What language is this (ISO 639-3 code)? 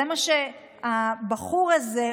heb